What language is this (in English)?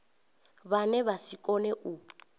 Venda